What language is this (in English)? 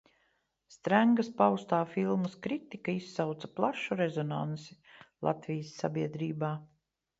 Latvian